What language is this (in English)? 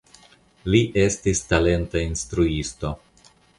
Esperanto